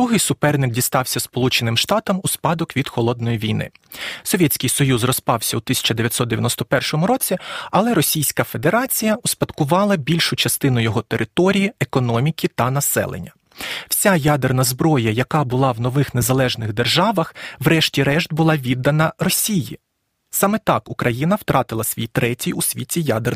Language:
Ukrainian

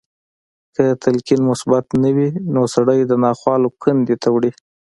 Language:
Pashto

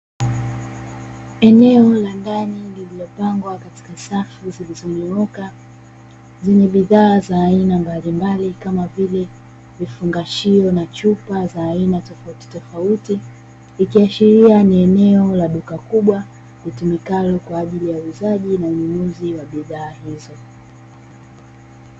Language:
Swahili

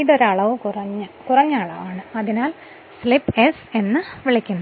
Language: Malayalam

